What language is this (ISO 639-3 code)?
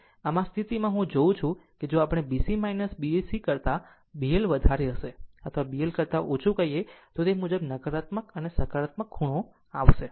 guj